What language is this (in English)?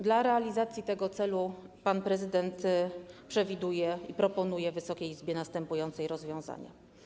Polish